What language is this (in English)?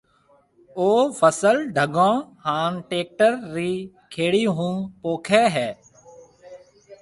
Marwari (Pakistan)